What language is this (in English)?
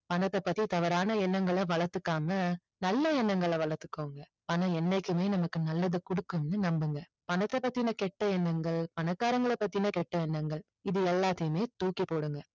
Tamil